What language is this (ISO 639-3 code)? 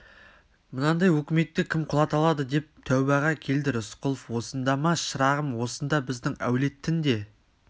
kaz